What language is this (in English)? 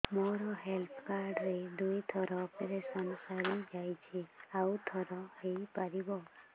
Odia